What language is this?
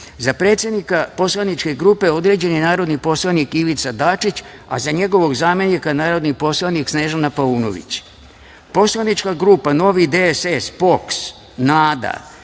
Serbian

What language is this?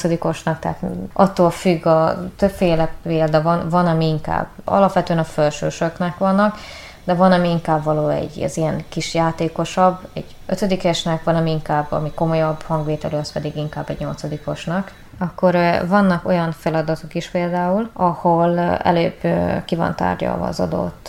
Hungarian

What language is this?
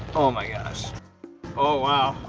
English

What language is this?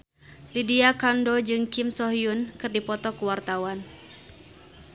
Sundanese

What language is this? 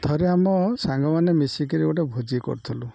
Odia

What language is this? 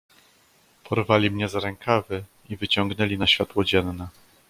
Polish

